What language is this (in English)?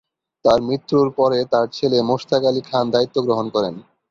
Bangla